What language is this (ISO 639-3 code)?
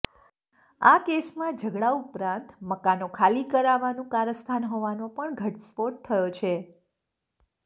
guj